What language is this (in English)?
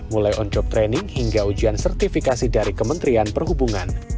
Indonesian